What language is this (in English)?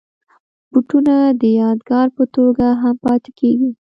Pashto